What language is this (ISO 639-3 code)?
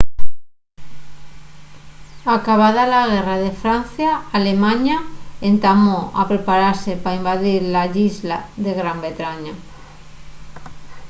ast